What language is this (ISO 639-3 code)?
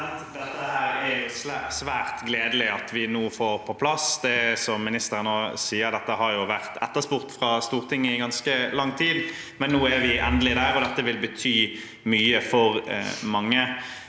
nor